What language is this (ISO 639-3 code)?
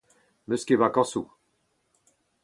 bre